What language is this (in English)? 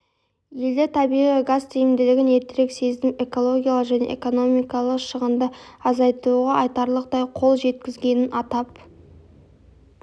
Kazakh